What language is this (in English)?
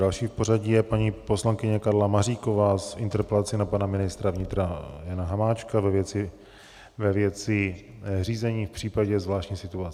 Czech